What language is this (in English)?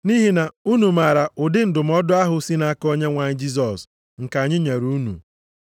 Igbo